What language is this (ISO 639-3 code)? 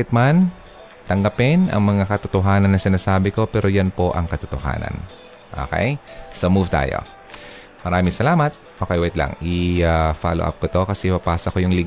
fil